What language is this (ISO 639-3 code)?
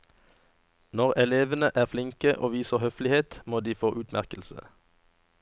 nor